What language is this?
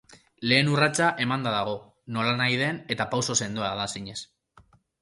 Basque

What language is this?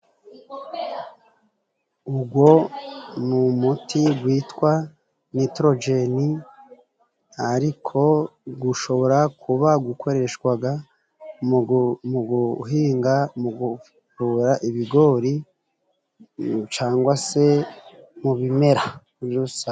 Kinyarwanda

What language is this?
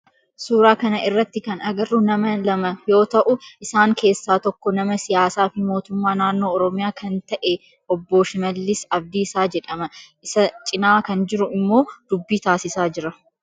Oromo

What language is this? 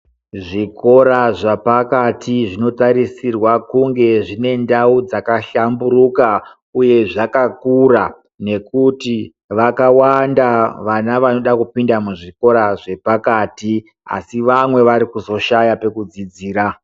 Ndau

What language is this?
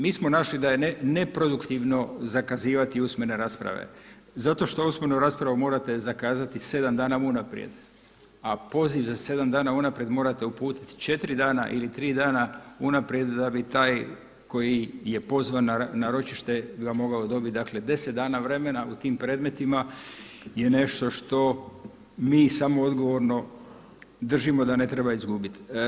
Croatian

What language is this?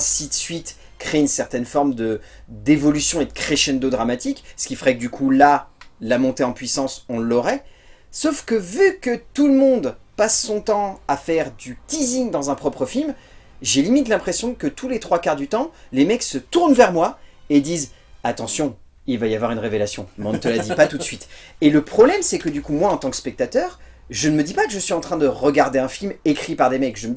French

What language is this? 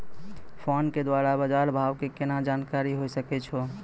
Maithili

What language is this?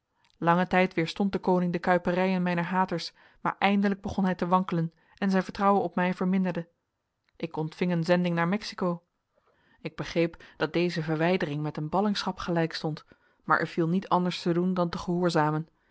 Dutch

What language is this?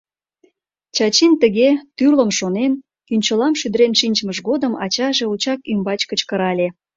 Mari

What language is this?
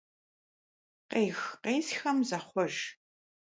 Kabardian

